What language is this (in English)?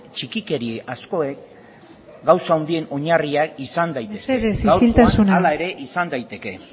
Basque